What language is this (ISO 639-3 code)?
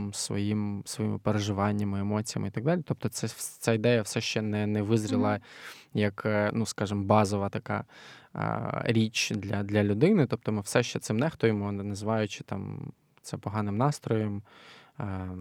ukr